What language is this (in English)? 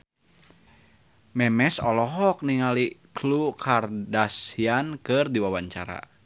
Sundanese